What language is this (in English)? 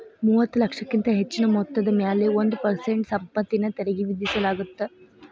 Kannada